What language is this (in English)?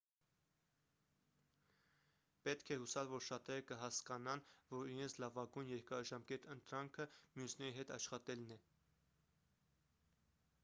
Armenian